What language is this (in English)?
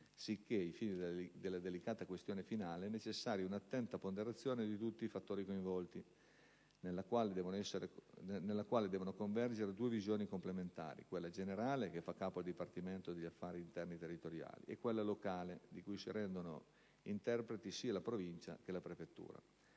Italian